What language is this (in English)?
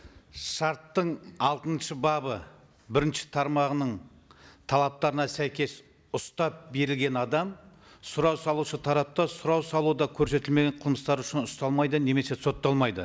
Kazakh